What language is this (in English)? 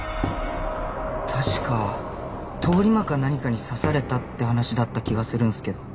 Japanese